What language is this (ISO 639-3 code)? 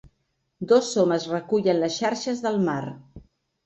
cat